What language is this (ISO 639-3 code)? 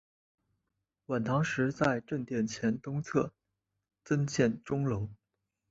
zho